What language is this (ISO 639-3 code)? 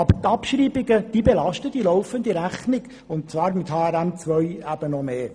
gsw